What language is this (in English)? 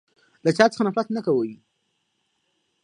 Pashto